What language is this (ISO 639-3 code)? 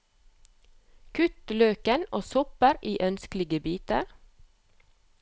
nor